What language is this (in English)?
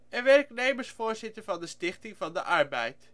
Dutch